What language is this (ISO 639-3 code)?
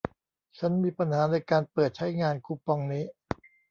tha